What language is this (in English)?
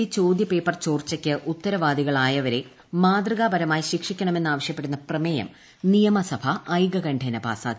Malayalam